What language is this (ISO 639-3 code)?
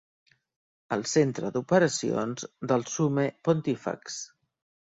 cat